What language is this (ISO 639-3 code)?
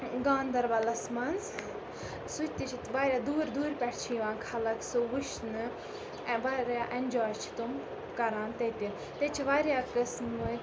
kas